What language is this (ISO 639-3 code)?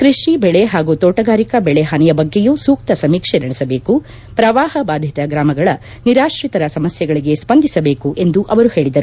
kan